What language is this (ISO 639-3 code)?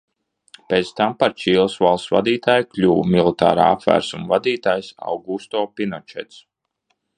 lav